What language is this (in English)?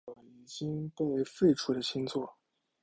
Chinese